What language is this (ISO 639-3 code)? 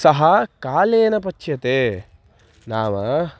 san